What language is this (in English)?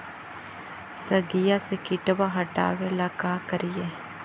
Magahi